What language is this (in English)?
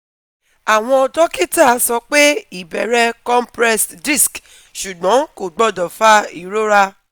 Yoruba